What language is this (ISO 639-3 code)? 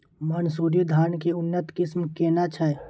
mai